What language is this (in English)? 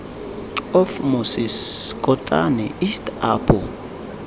Tswana